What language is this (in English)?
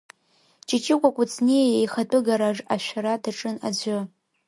Abkhazian